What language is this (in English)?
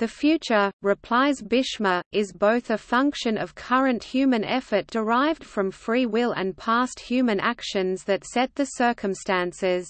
English